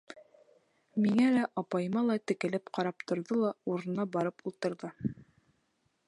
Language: Bashkir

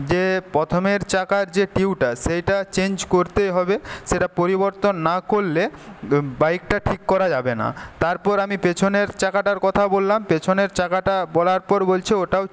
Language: Bangla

